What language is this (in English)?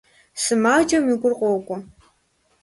Kabardian